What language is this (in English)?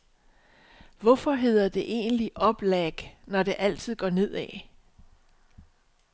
Danish